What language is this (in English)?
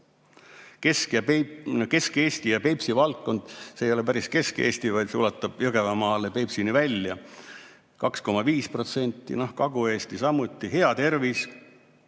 Estonian